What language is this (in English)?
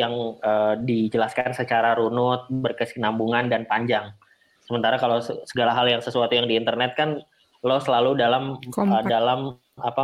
Indonesian